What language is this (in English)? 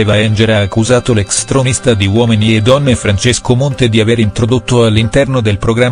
Italian